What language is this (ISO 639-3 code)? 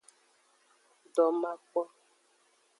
ajg